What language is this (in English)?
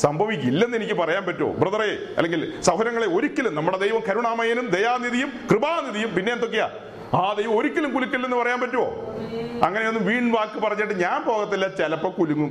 Malayalam